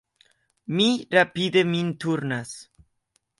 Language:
Esperanto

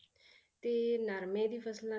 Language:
Punjabi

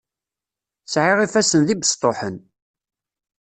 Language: Kabyle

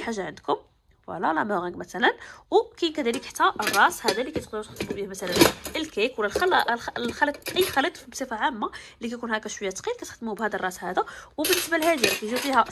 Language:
Arabic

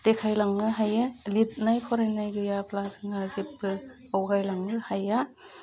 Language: Bodo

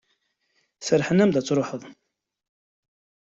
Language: Kabyle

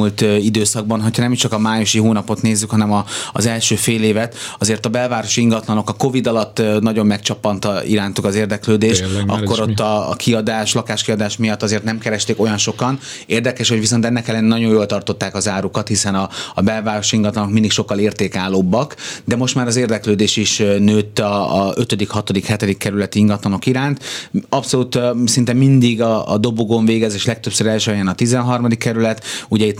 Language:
Hungarian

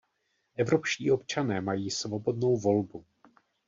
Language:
Czech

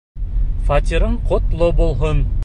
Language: Bashkir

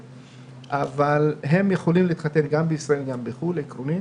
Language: Hebrew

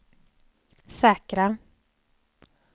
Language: Swedish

